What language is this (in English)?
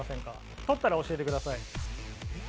Japanese